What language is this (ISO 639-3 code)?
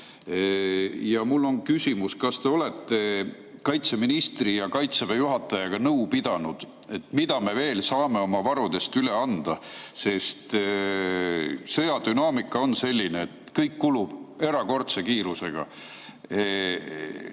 est